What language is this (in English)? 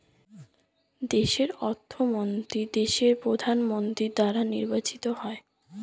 Bangla